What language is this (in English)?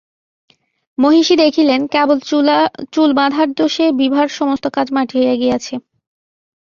Bangla